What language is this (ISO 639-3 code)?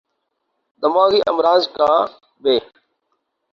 urd